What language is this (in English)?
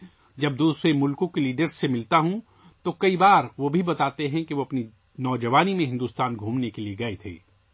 Urdu